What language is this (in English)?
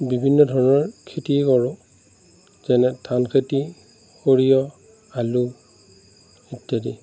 Assamese